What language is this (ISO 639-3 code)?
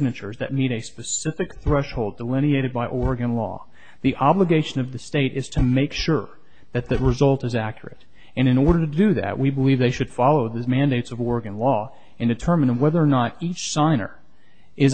eng